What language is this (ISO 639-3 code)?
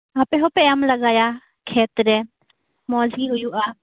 sat